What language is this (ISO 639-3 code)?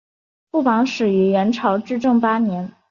zho